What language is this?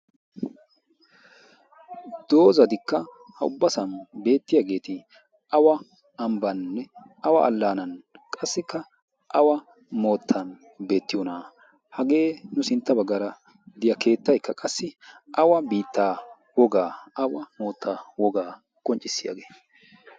Wolaytta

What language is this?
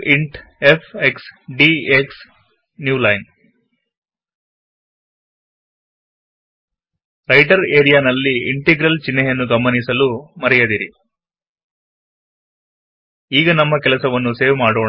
Kannada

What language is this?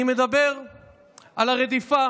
Hebrew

